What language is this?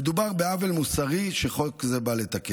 Hebrew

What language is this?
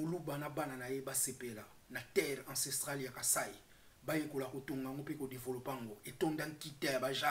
French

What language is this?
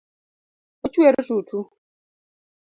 Luo (Kenya and Tanzania)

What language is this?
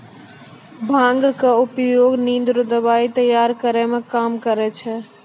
Maithili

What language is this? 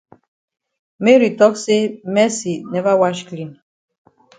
Cameroon Pidgin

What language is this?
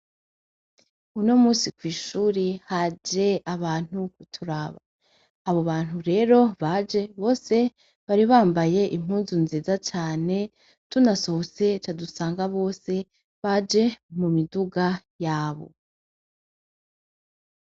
Rundi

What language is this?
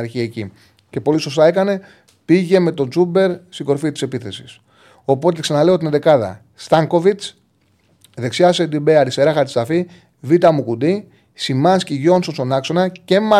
Greek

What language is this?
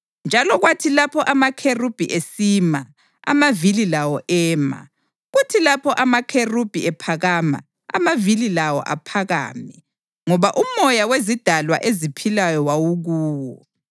North Ndebele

